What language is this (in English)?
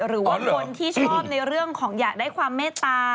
Thai